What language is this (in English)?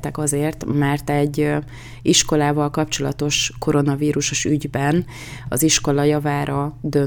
Hungarian